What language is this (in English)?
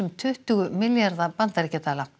Icelandic